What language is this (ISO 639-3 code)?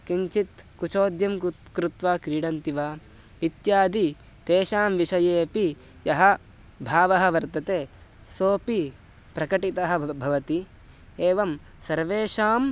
san